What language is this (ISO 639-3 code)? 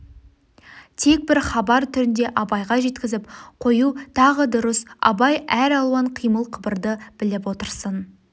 kaz